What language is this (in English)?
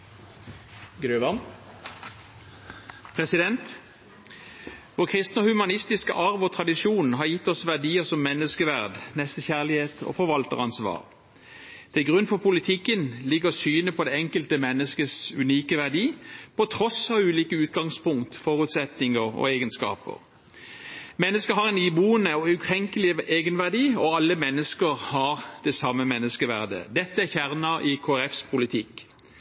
Norwegian